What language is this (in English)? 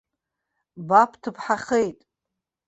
Abkhazian